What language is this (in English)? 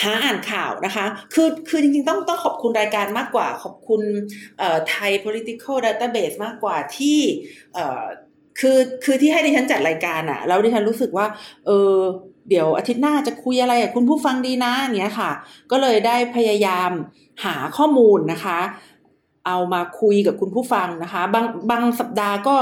Thai